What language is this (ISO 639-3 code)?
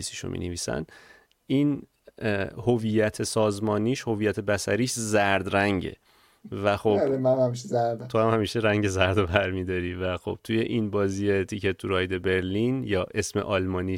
fas